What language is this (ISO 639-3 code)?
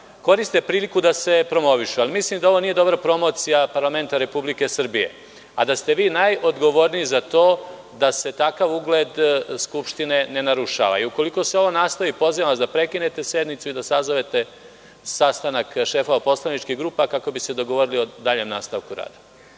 srp